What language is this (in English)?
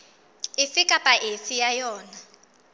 Southern Sotho